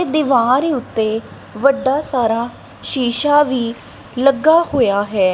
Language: Punjabi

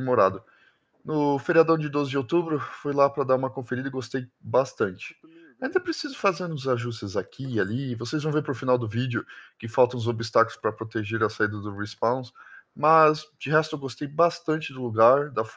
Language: Portuguese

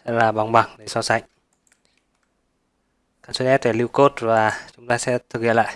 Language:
Vietnamese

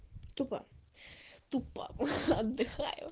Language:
Russian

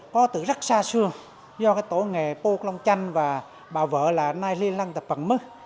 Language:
Vietnamese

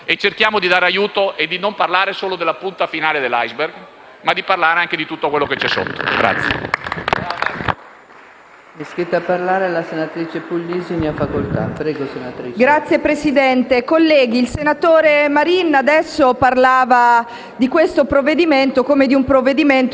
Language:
Italian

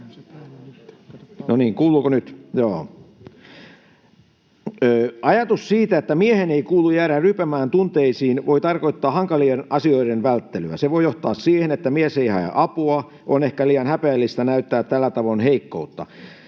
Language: Finnish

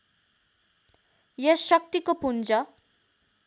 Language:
Nepali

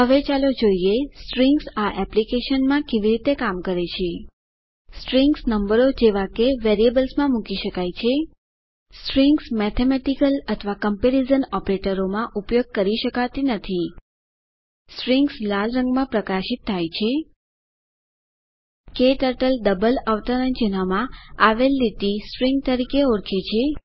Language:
Gujarati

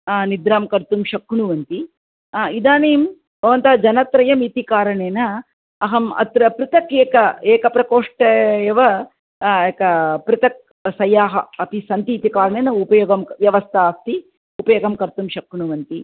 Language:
Sanskrit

